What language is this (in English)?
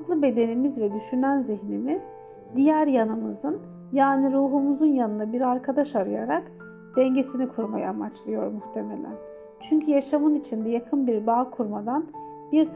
Turkish